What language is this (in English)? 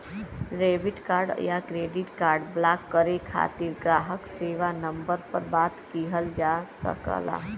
Bhojpuri